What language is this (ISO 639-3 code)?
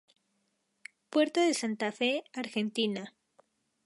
spa